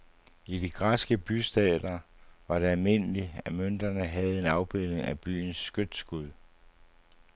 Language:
Danish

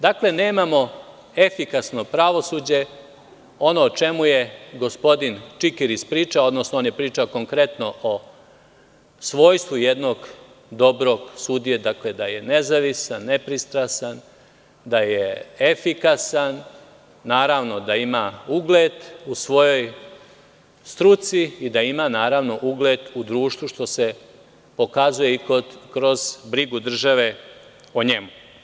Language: Serbian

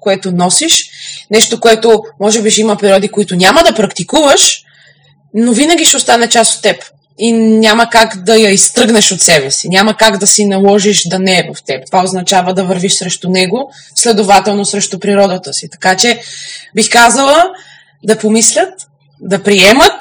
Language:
Bulgarian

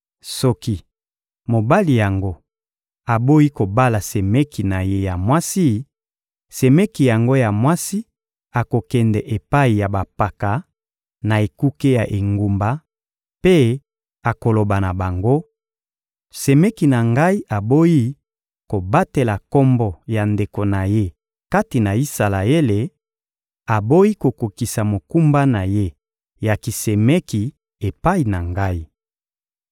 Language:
Lingala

